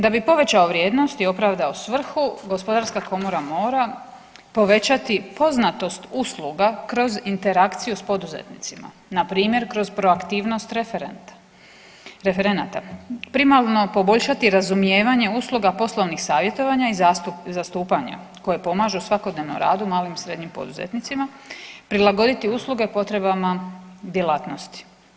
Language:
Croatian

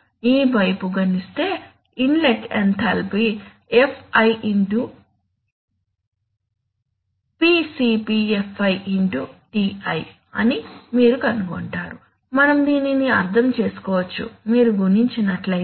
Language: Telugu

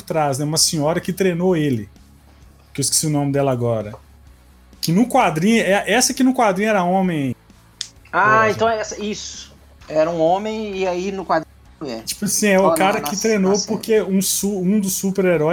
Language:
Portuguese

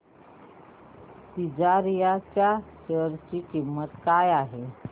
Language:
Marathi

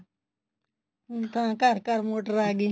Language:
Punjabi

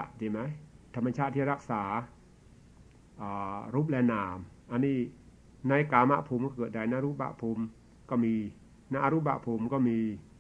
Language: Thai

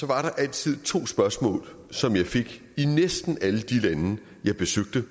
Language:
Danish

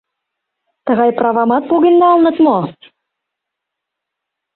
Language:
Mari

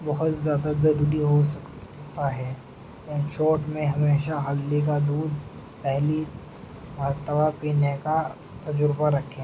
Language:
Urdu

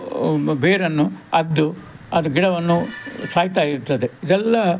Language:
Kannada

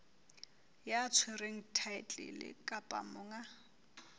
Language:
Southern Sotho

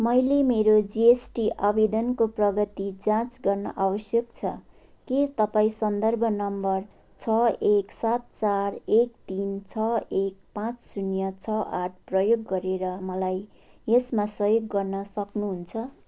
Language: Nepali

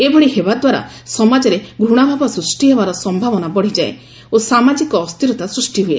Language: Odia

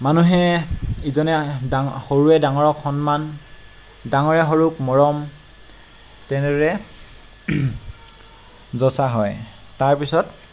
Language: Assamese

